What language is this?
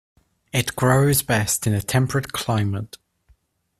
English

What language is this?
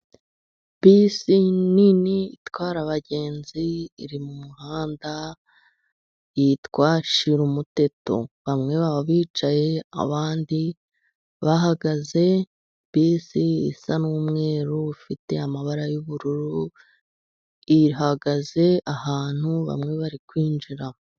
Kinyarwanda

